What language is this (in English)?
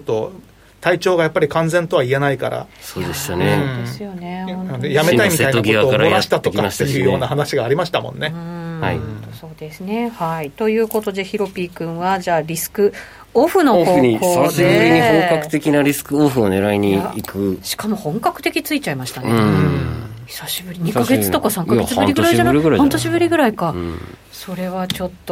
Japanese